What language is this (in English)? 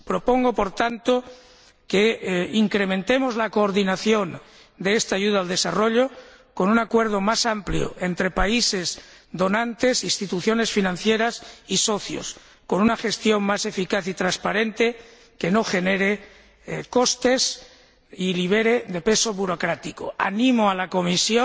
Spanish